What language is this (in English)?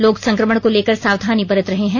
Hindi